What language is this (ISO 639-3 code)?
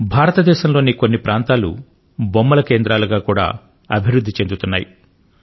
tel